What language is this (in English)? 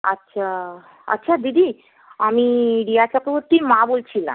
Bangla